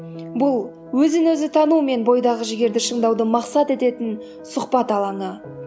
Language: Kazakh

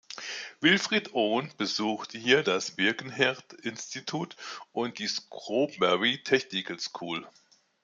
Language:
German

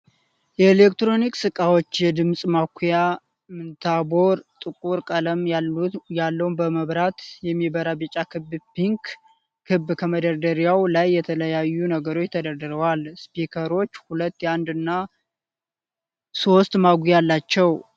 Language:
Amharic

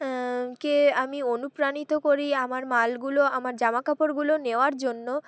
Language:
Bangla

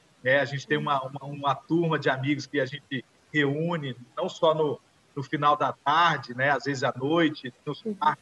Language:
Portuguese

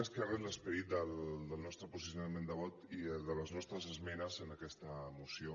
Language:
Catalan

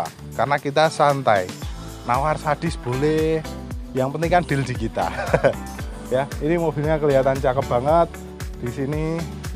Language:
Indonesian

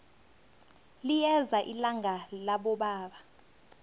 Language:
South Ndebele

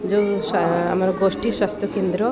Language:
Odia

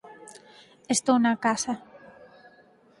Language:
Galician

